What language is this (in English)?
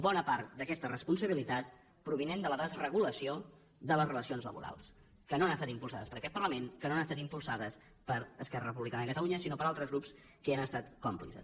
Catalan